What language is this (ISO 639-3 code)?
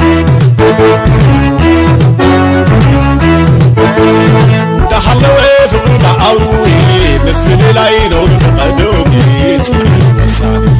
ara